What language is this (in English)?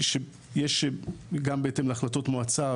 Hebrew